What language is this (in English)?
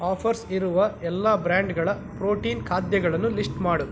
Kannada